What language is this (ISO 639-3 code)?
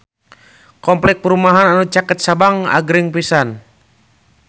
sun